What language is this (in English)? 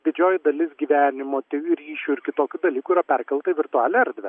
Lithuanian